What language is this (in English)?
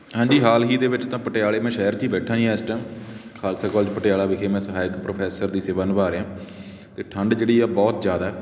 Punjabi